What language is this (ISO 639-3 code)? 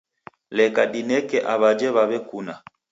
dav